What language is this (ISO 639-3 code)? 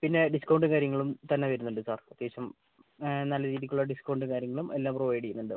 mal